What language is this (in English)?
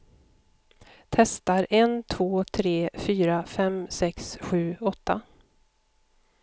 Swedish